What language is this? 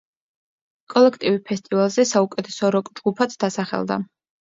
Georgian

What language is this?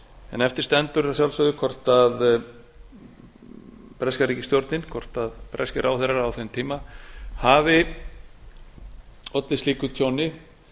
Icelandic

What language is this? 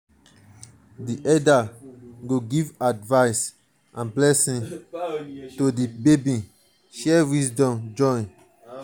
Nigerian Pidgin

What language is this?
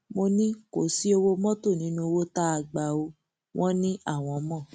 Yoruba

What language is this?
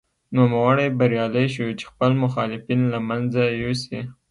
Pashto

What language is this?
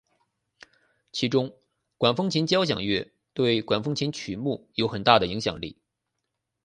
Chinese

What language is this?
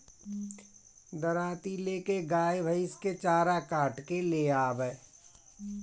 Bhojpuri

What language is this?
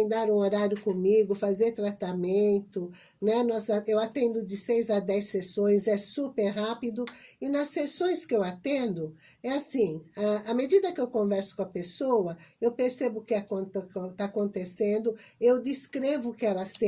Portuguese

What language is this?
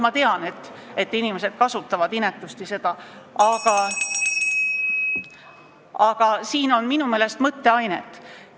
Estonian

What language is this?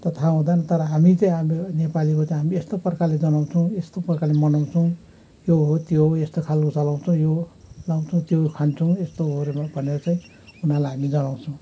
Nepali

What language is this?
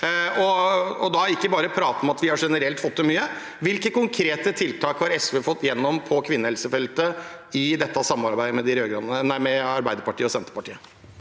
Norwegian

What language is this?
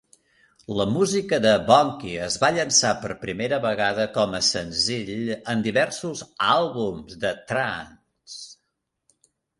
Catalan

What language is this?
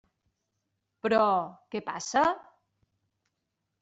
Catalan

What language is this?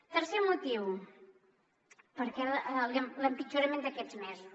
Catalan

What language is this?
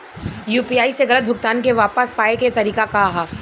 Bhojpuri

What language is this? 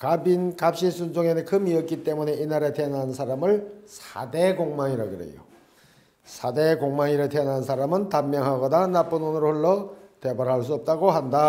Korean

